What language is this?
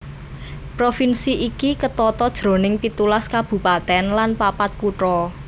Javanese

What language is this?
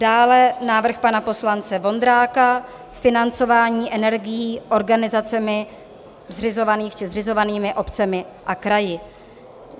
Czech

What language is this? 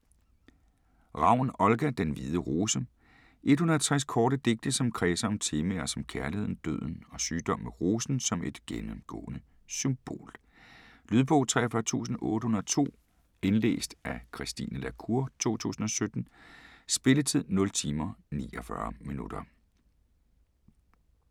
Danish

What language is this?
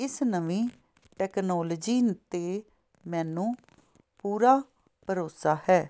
Punjabi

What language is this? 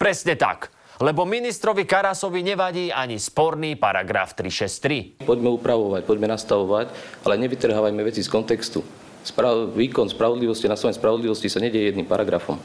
Slovak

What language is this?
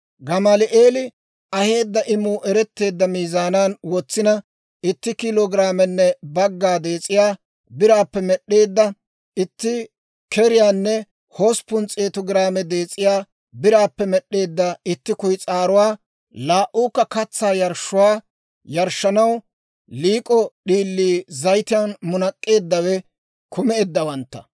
Dawro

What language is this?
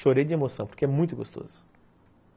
Portuguese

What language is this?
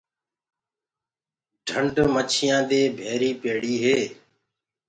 Gurgula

